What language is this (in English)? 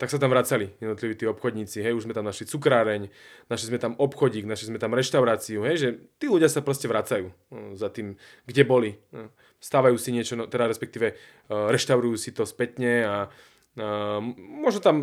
Slovak